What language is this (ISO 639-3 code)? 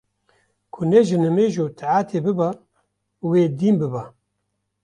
kur